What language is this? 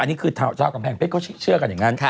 Thai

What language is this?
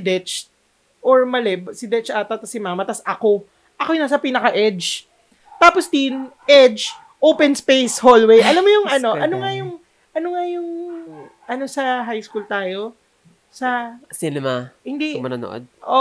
Filipino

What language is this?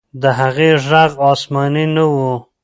Pashto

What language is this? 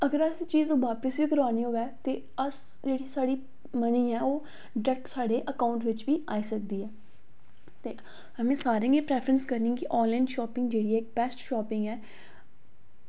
Dogri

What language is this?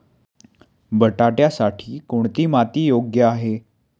Marathi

